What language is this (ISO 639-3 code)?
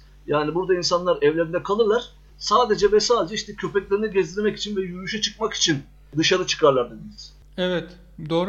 tur